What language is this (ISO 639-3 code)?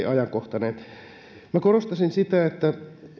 fin